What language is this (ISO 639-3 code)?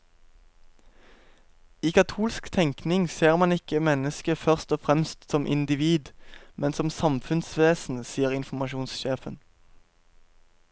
nor